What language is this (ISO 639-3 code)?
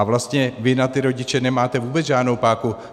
ces